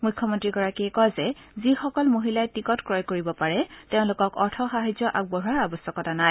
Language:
Assamese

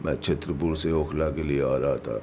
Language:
Urdu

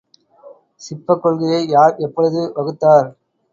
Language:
Tamil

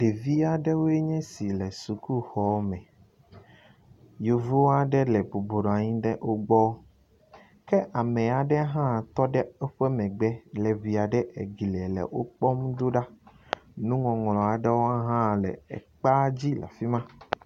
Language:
Ewe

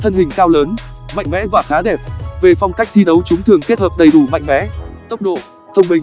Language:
Vietnamese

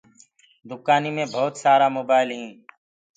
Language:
Gurgula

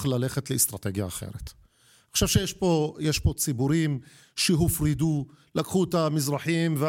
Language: Hebrew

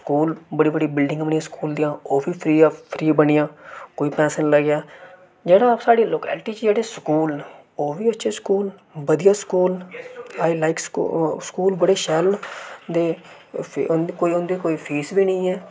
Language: Dogri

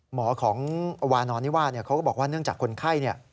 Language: Thai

